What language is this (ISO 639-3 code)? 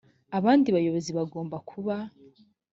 kin